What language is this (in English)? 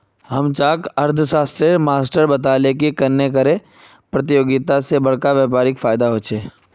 Magahi